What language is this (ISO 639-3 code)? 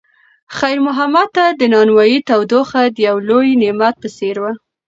pus